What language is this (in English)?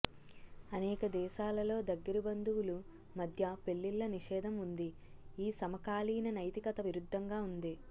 Telugu